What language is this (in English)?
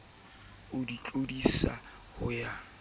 Southern Sotho